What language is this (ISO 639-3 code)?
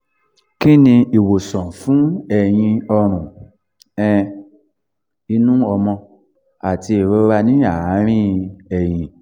yor